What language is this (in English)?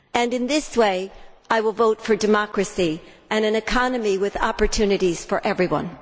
English